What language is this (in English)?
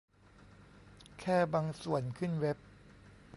Thai